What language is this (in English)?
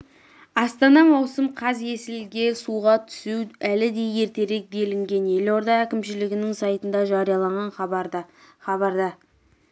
Kazakh